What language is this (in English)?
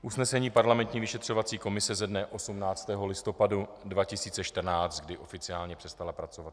Czech